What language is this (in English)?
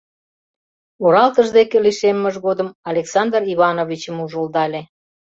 Mari